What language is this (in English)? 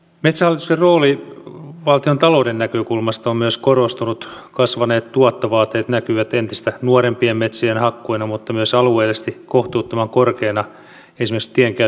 Finnish